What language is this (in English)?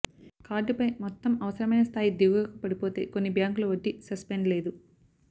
Telugu